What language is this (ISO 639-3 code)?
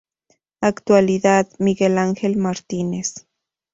spa